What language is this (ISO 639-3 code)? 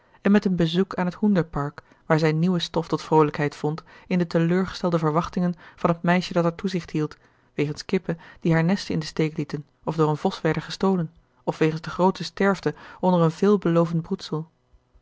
nld